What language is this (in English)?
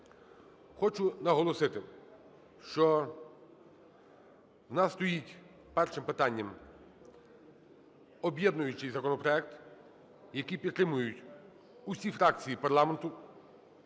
Ukrainian